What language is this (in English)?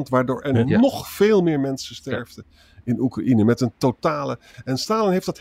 Dutch